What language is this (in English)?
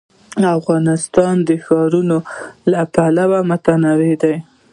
Pashto